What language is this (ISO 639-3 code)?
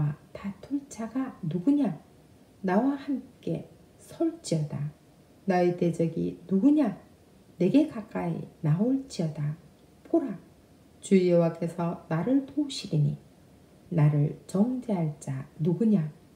kor